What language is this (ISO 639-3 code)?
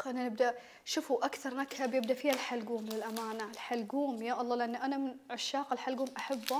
ara